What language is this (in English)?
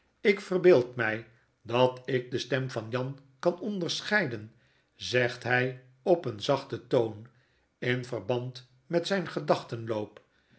Dutch